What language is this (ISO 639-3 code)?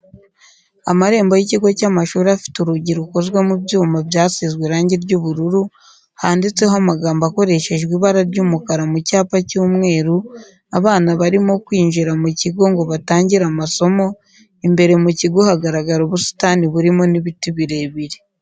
kin